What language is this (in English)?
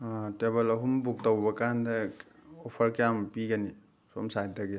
Manipuri